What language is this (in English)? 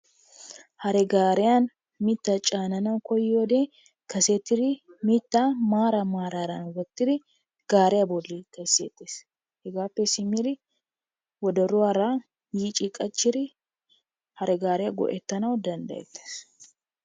Wolaytta